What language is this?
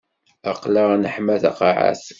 Kabyle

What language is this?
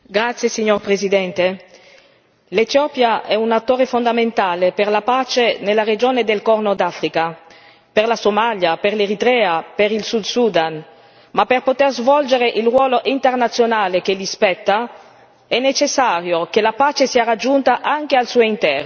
Italian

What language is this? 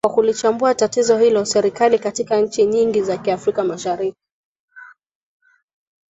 Swahili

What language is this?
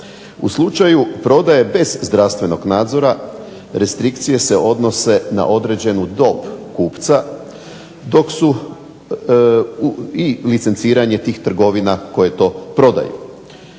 Croatian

